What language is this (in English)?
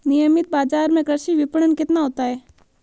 Hindi